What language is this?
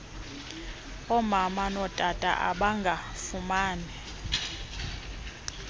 Xhosa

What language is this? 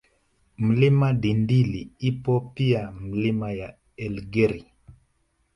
Swahili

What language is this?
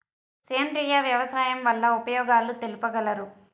Telugu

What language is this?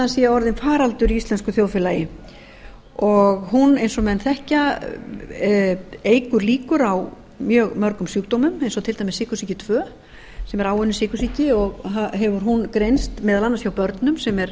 Icelandic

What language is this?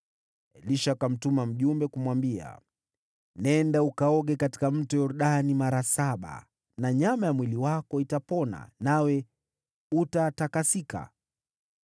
Swahili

